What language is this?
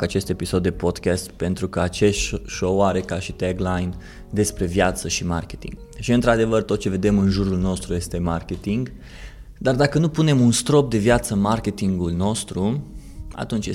Romanian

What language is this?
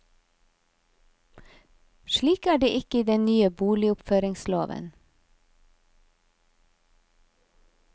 Norwegian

